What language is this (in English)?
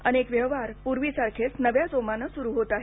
Marathi